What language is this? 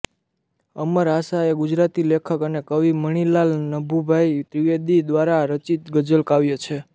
Gujarati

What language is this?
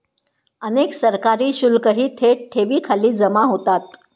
Marathi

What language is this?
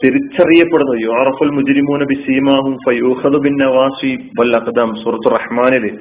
Malayalam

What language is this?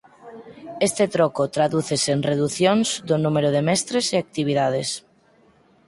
Galician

